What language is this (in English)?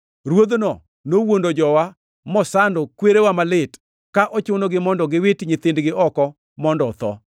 Luo (Kenya and Tanzania)